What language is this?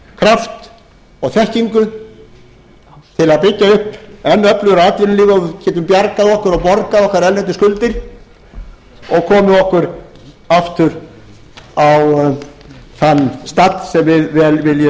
Icelandic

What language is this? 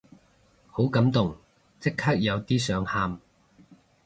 Cantonese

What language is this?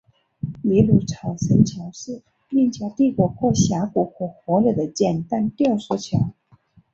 Chinese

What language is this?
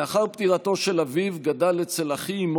Hebrew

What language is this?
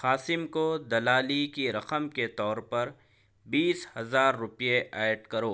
Urdu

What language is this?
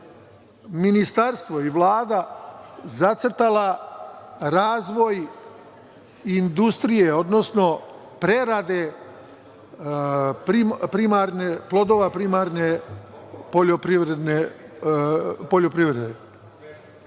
Serbian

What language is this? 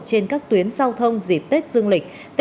Vietnamese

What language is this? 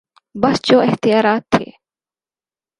Urdu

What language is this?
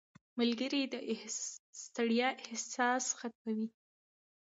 Pashto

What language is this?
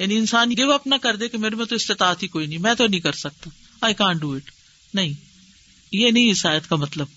Urdu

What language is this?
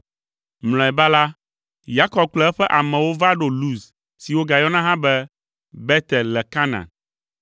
Ewe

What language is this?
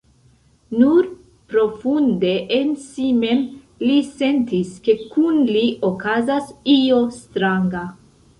Esperanto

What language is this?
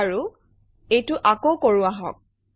Assamese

